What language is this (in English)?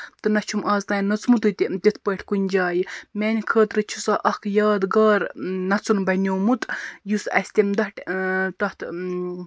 Kashmiri